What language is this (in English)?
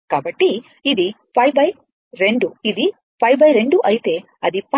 Telugu